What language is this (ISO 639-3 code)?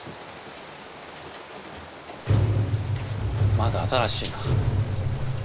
jpn